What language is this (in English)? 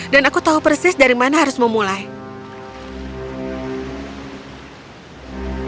Indonesian